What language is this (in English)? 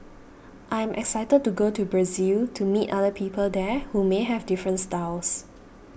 English